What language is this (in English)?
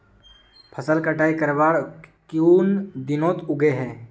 Magahi